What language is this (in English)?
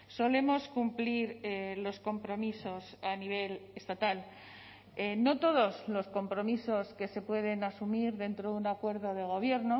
Spanish